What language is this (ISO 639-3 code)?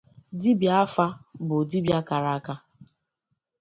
ibo